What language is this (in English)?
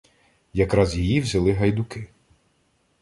Ukrainian